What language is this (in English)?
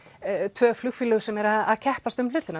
Icelandic